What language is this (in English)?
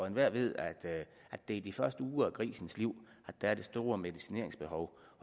Danish